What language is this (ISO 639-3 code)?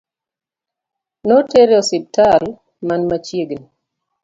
luo